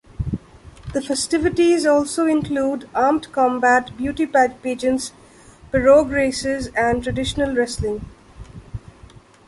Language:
English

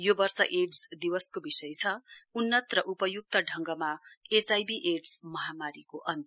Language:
Nepali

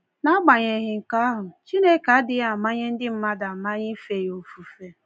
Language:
Igbo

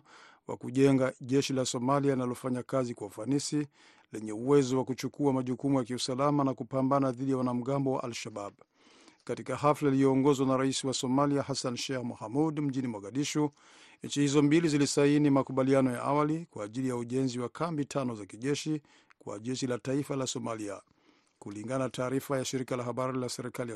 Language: Swahili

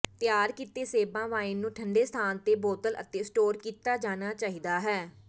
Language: Punjabi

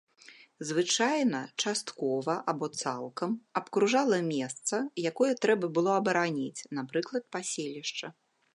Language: Belarusian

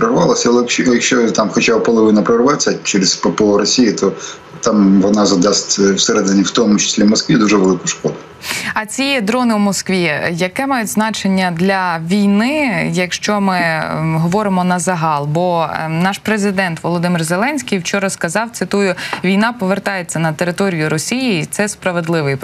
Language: Ukrainian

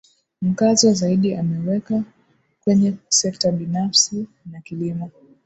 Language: Swahili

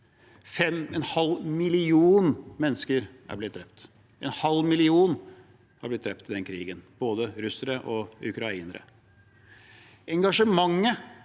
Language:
Norwegian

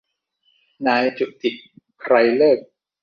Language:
Thai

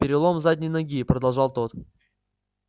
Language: Russian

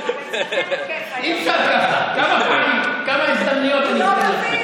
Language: Hebrew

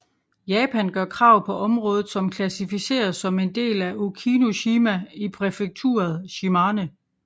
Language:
Danish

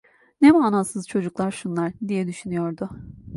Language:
Turkish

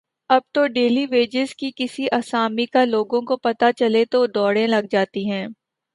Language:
Urdu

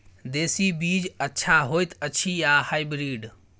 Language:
Maithili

